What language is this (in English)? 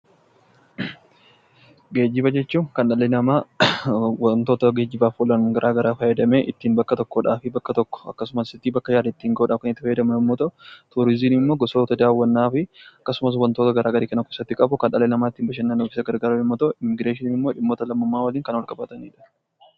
Oromo